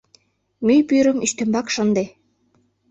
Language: Mari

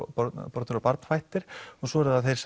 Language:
Icelandic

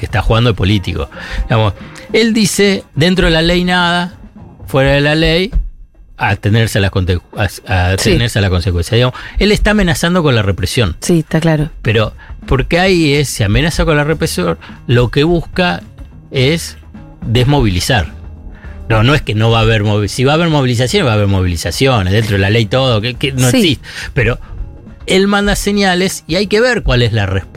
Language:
Spanish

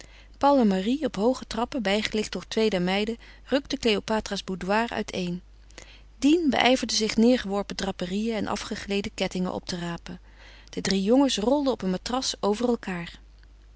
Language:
Dutch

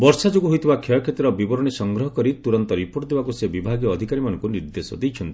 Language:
Odia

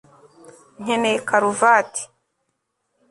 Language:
Kinyarwanda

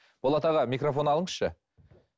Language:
Kazakh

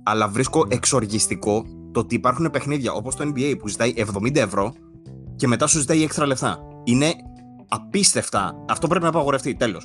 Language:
Greek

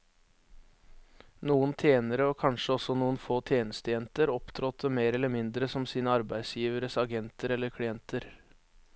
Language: Norwegian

